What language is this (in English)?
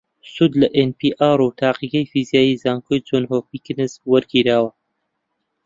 Central Kurdish